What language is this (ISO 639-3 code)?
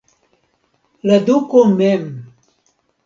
epo